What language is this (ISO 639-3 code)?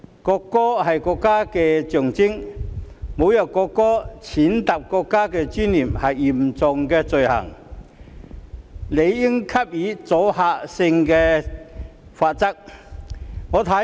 yue